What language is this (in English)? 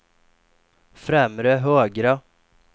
Swedish